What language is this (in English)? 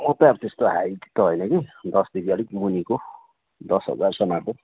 Nepali